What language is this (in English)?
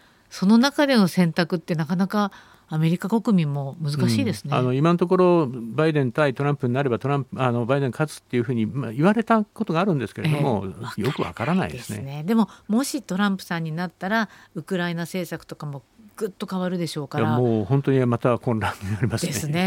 Japanese